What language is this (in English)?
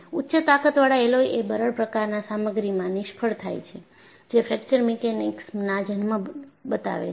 Gujarati